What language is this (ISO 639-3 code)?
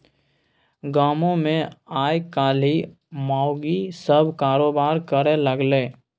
mai